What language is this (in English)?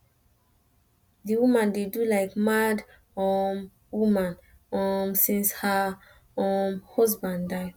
Nigerian Pidgin